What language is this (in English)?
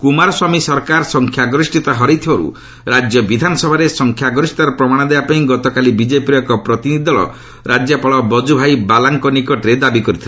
Odia